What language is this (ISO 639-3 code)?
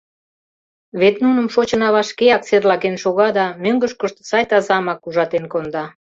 chm